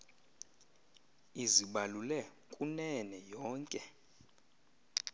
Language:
Xhosa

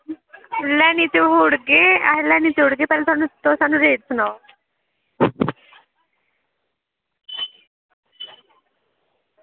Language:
Dogri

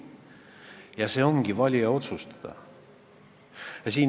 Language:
Estonian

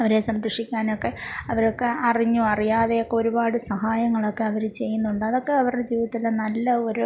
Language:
Malayalam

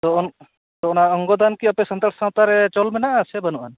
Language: Santali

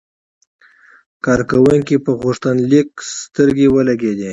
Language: Pashto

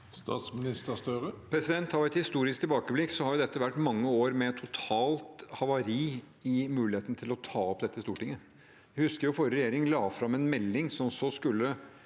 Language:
Norwegian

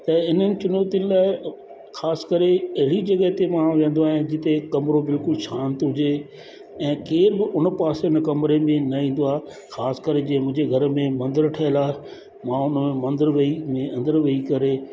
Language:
Sindhi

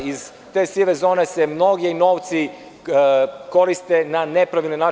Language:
Serbian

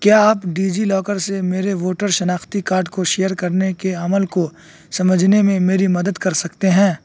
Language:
Urdu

